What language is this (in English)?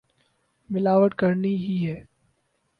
Urdu